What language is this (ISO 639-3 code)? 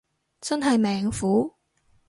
yue